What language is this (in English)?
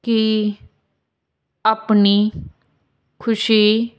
Punjabi